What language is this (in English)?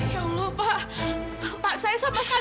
Indonesian